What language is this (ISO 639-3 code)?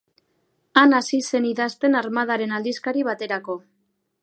eus